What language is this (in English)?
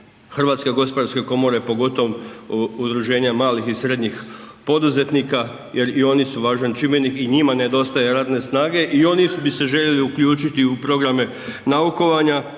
Croatian